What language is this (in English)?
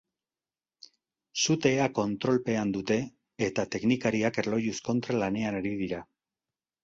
Basque